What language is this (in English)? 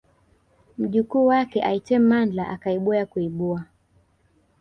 Swahili